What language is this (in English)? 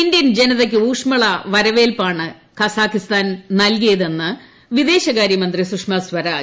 Malayalam